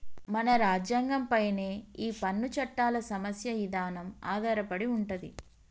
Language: Telugu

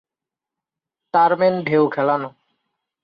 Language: Bangla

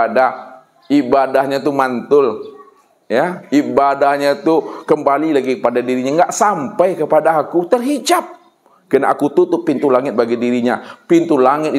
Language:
Indonesian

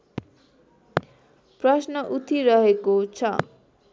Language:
Nepali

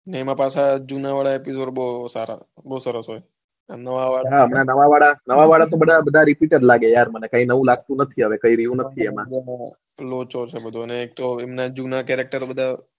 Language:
Gujarati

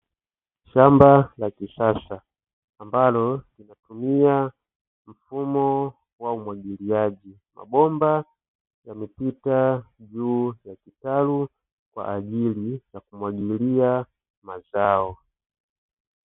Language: Swahili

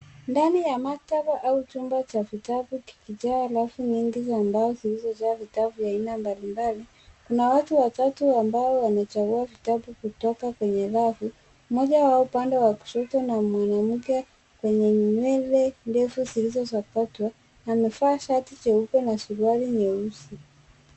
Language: Swahili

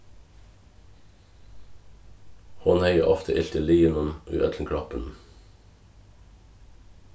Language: Faroese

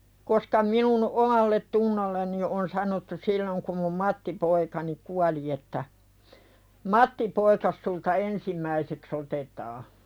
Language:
Finnish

